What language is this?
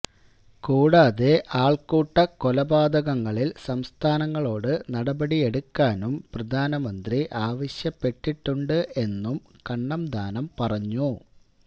Malayalam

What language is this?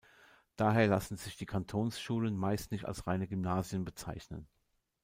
German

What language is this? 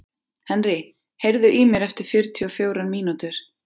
Icelandic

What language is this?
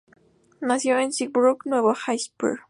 Spanish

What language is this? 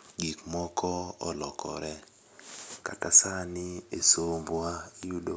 Luo (Kenya and Tanzania)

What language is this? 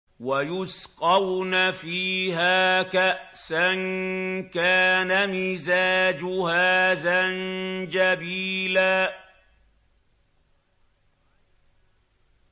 Arabic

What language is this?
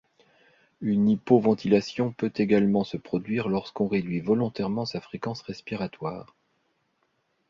French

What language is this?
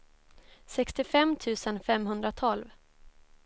Swedish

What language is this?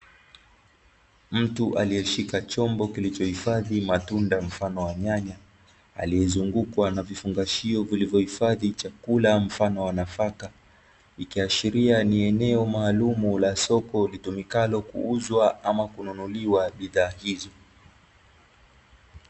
Swahili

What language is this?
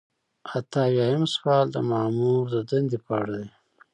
Pashto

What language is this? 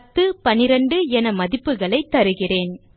Tamil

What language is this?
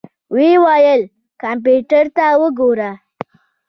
Pashto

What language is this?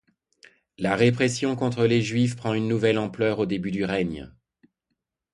French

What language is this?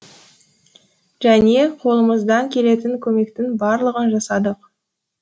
Kazakh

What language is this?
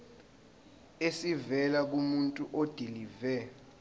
Zulu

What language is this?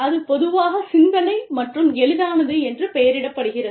Tamil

